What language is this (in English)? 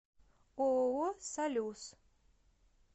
Russian